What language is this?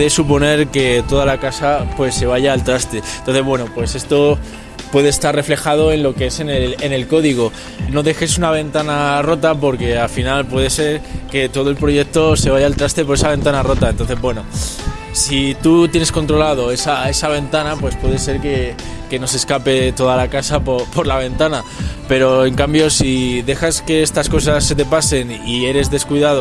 Spanish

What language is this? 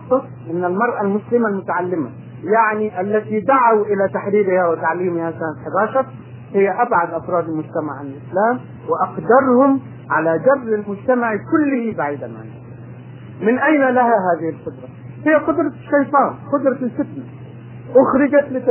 Arabic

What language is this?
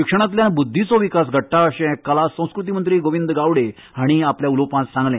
Konkani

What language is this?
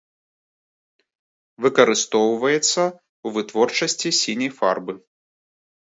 Belarusian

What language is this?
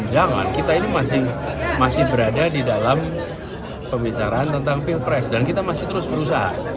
Indonesian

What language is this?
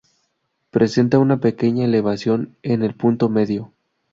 Spanish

